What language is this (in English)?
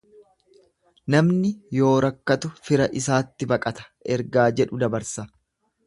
Oromo